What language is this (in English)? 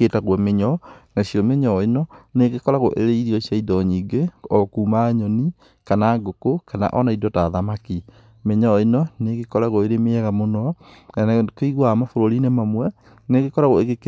Kikuyu